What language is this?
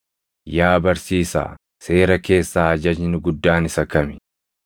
Oromo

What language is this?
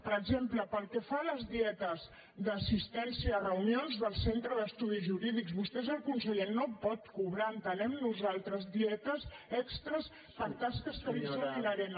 Catalan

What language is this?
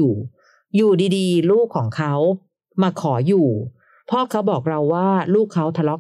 Thai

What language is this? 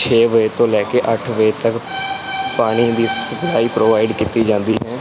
Punjabi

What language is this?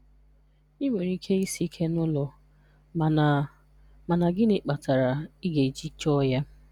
Igbo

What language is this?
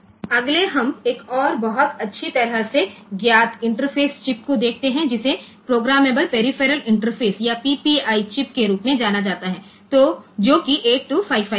Hindi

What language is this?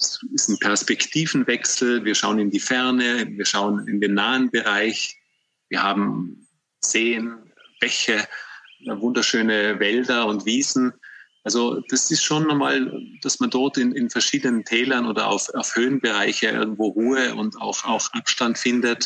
German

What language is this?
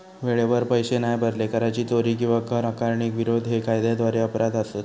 Marathi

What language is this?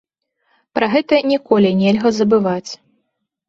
Belarusian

